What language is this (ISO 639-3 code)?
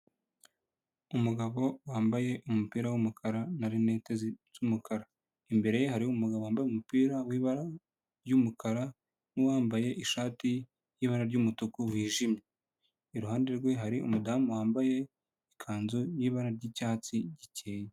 kin